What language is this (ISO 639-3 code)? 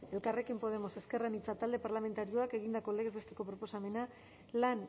eus